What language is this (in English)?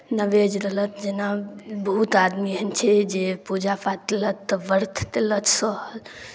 Maithili